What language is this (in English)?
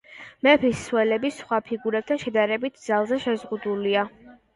Georgian